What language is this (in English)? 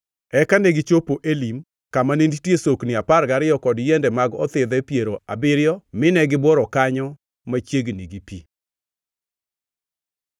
Luo (Kenya and Tanzania)